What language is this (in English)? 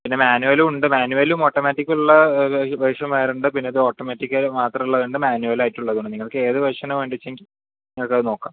Malayalam